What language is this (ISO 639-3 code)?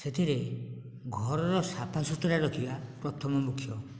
ori